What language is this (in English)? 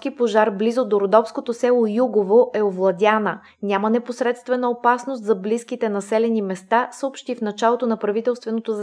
Bulgarian